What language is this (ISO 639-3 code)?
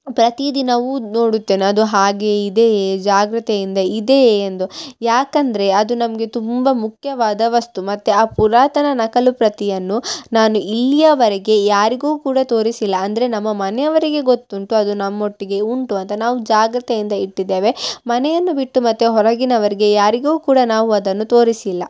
kan